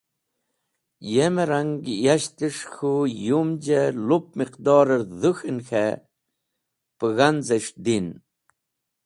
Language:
Wakhi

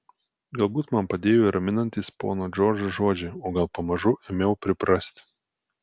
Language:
Lithuanian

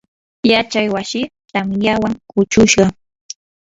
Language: Yanahuanca Pasco Quechua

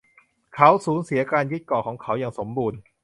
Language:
Thai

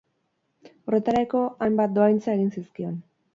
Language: Basque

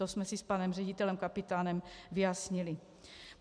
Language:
Czech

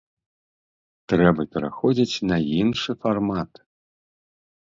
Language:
Belarusian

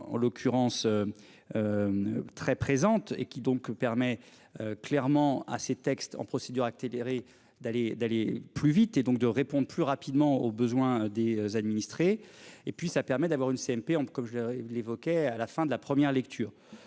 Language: French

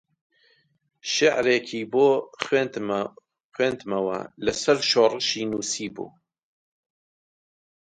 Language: Central Kurdish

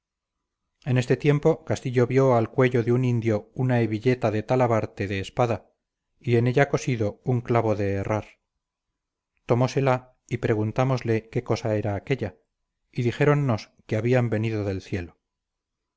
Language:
Spanish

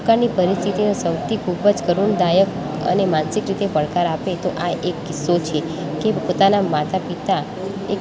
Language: Gujarati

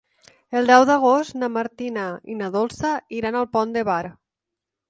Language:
Catalan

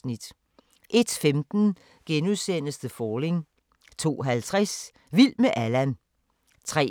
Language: Danish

